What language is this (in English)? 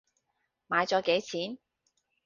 Cantonese